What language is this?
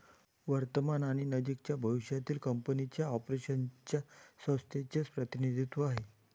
Marathi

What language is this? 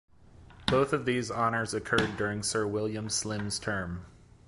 English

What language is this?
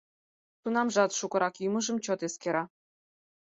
Mari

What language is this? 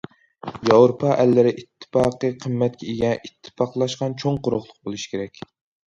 Uyghur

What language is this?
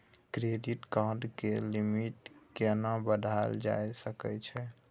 Maithili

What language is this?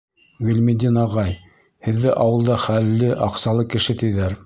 Bashkir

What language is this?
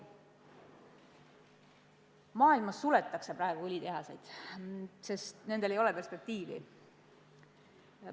Estonian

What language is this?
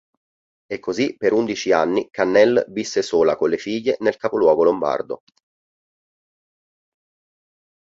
Italian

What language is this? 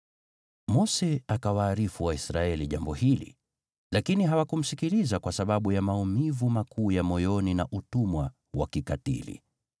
Swahili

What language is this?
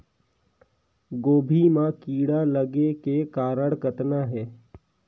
Chhattisgarhi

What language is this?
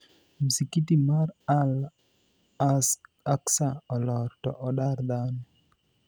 Luo (Kenya and Tanzania)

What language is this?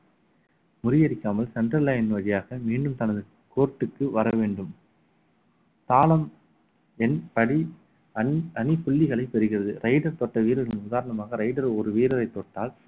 Tamil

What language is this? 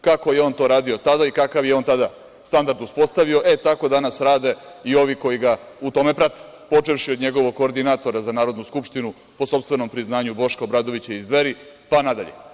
Serbian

